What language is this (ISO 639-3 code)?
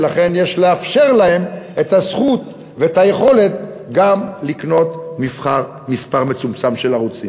heb